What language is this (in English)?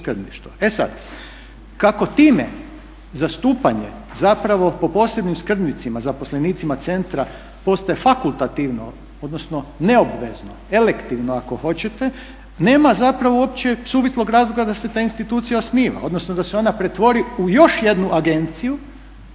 Croatian